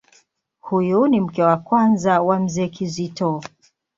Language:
Swahili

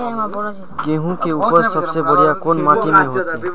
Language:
Magahi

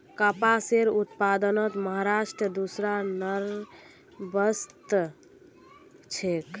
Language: Magahi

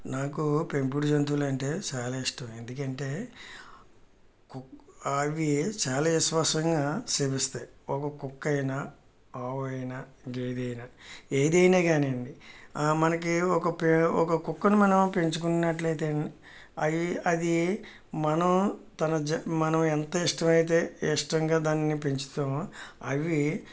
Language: Telugu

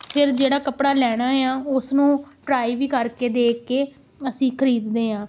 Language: Punjabi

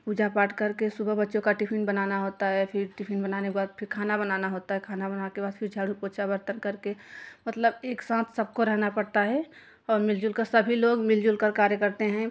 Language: Hindi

